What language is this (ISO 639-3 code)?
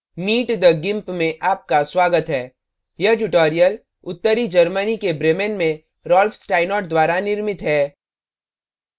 hin